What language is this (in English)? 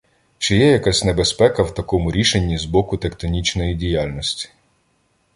Ukrainian